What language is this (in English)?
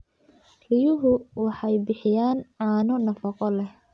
Somali